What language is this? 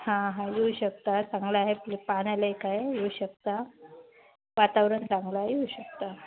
Marathi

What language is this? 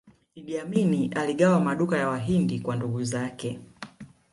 Swahili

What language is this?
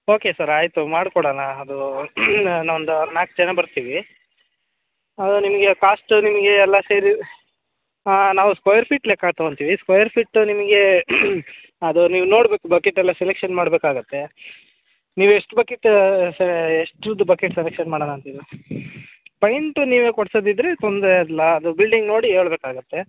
Kannada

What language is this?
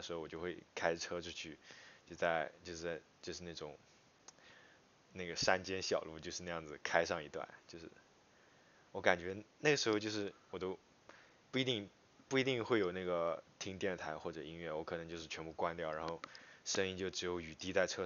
Chinese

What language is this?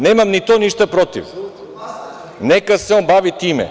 Serbian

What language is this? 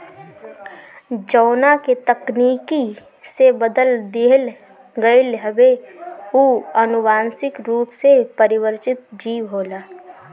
Bhojpuri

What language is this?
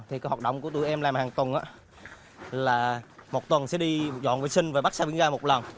Vietnamese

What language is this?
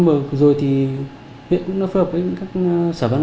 Vietnamese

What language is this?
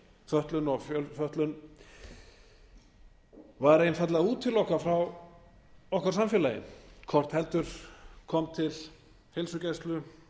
Icelandic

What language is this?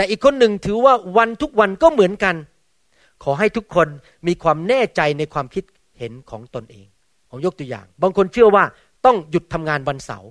Thai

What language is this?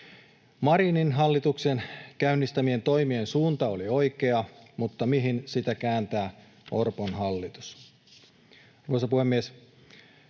Finnish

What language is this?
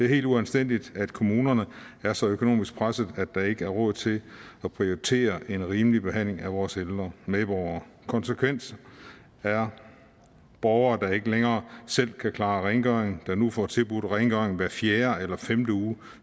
Danish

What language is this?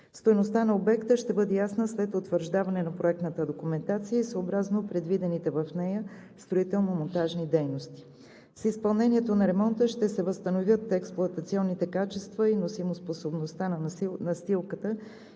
Bulgarian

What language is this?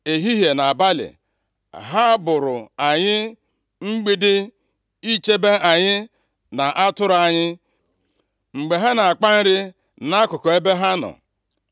Igbo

